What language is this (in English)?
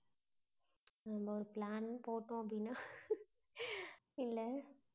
Tamil